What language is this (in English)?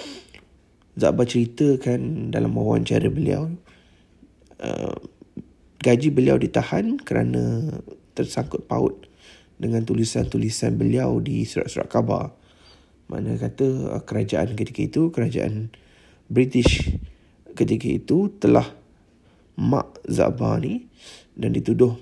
Malay